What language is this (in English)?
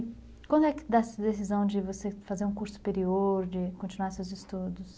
Portuguese